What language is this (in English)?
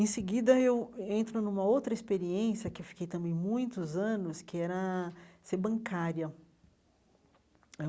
Portuguese